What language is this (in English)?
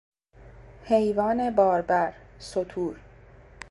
Persian